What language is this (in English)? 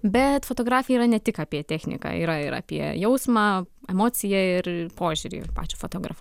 Lithuanian